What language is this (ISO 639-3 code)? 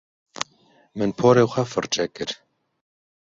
kur